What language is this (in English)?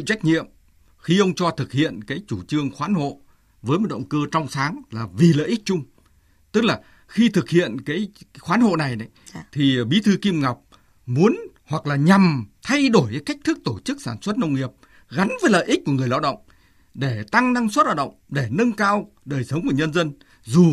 Vietnamese